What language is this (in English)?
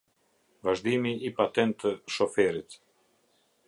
Albanian